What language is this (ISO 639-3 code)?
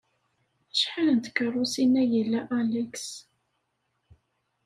kab